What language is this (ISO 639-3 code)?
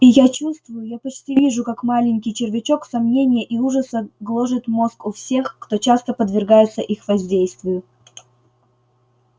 rus